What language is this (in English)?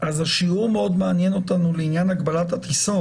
Hebrew